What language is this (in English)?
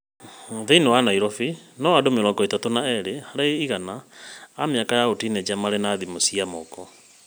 Kikuyu